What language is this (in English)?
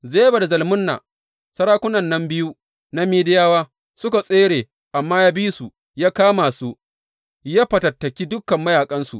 Hausa